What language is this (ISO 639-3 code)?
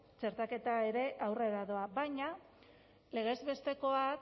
eus